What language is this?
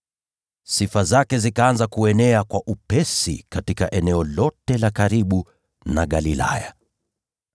Swahili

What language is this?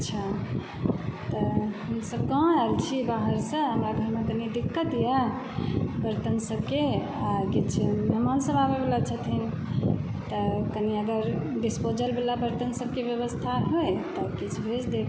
Maithili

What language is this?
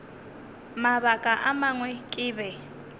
Northern Sotho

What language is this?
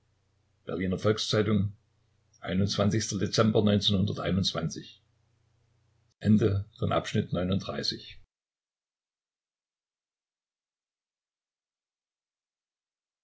German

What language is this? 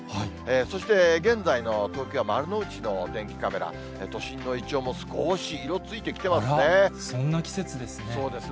Japanese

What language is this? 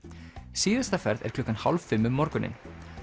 Icelandic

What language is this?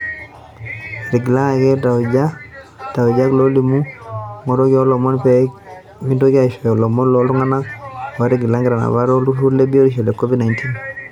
Masai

